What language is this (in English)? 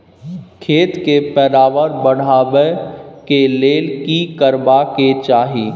Maithili